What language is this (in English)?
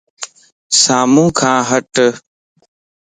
Lasi